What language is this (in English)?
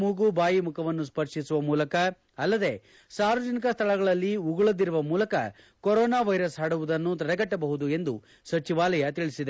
Kannada